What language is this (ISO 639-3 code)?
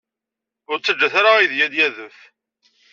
kab